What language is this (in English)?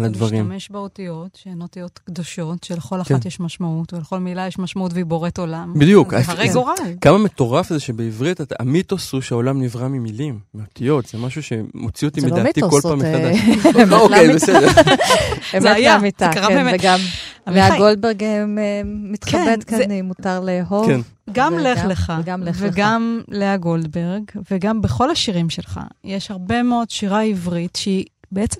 Hebrew